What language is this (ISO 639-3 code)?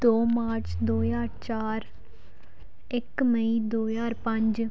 pan